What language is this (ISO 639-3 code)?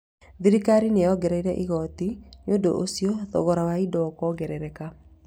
kik